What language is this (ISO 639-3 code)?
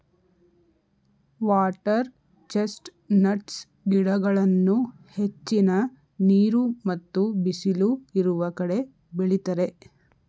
kan